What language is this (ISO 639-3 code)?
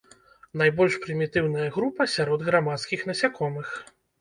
bel